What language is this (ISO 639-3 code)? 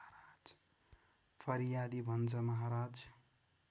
nep